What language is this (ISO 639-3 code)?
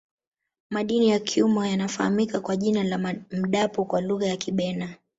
swa